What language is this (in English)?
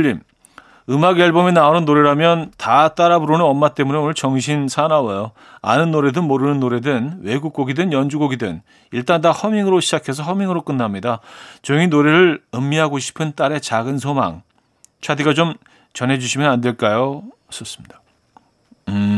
Korean